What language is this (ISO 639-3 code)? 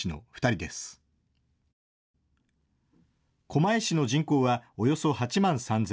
jpn